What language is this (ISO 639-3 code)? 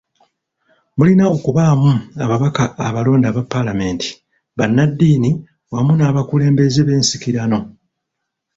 lug